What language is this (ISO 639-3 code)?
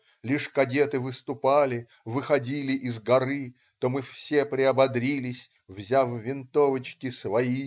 rus